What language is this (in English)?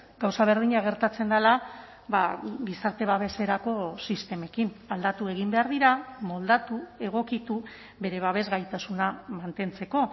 Basque